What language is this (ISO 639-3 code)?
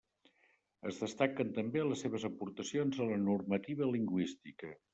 cat